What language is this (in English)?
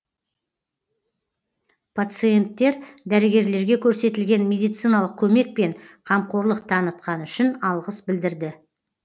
Kazakh